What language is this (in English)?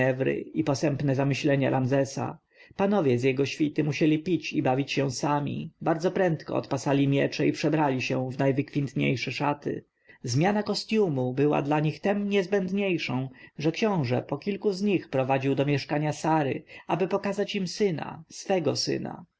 Polish